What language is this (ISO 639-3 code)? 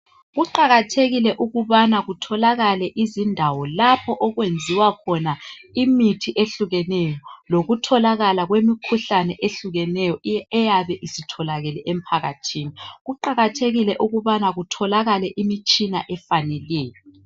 nde